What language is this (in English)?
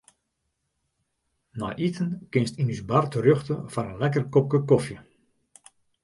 Western Frisian